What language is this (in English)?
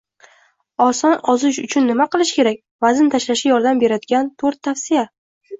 Uzbek